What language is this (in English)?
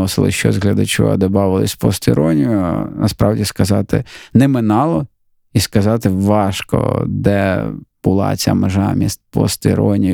Ukrainian